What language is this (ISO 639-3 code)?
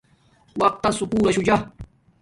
dmk